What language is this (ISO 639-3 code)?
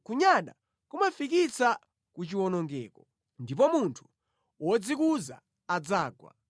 nya